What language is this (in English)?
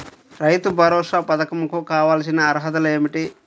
Telugu